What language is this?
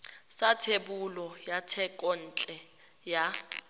Tswana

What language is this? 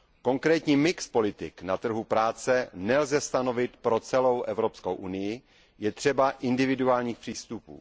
Czech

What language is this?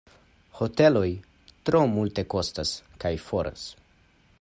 Esperanto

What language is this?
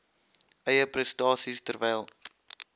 Afrikaans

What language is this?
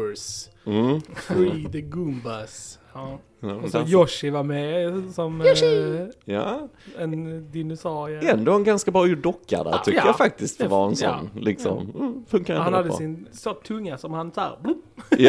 Swedish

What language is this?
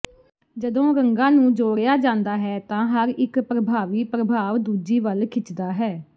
Punjabi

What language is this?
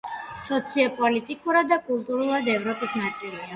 Georgian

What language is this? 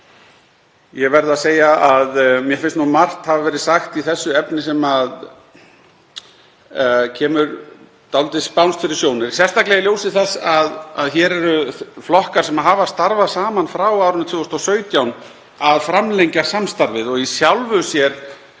Icelandic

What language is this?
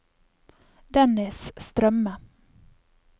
Norwegian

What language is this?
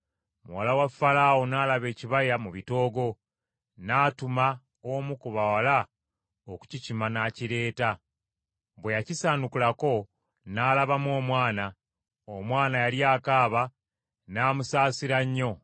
Ganda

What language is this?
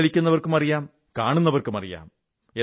Malayalam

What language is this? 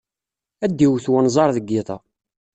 Kabyle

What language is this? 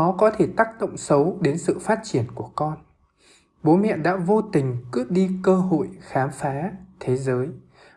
Vietnamese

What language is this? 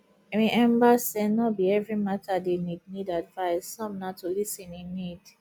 Nigerian Pidgin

